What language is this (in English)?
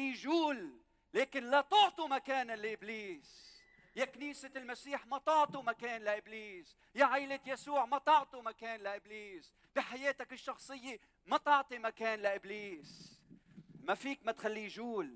Arabic